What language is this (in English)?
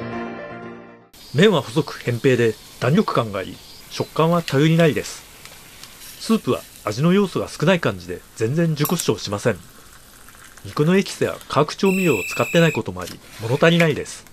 Japanese